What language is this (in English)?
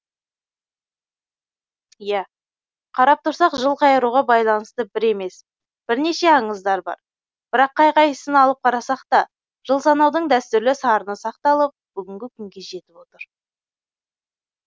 Kazakh